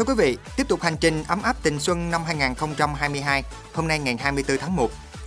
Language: Vietnamese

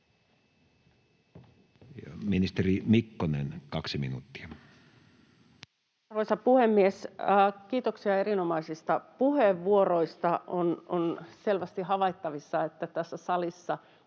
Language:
Finnish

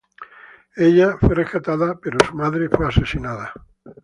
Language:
Spanish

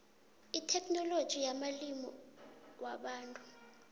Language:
South Ndebele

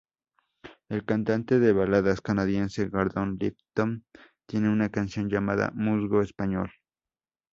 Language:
Spanish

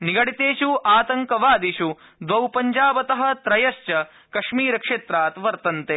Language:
Sanskrit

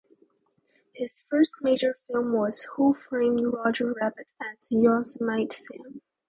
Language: English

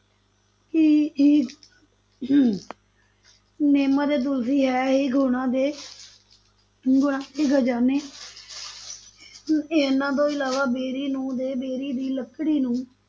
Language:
Punjabi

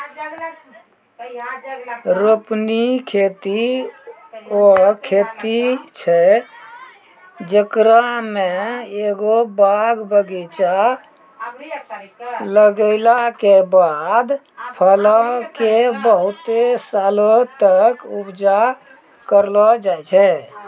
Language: Maithili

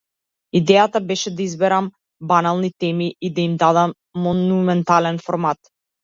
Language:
Macedonian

